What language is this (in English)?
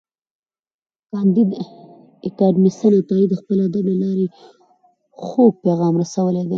Pashto